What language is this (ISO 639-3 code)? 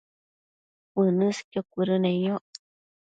mcf